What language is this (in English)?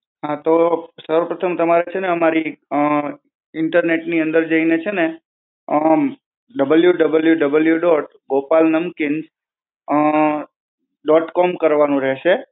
Gujarati